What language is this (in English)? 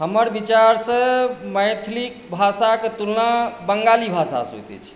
Maithili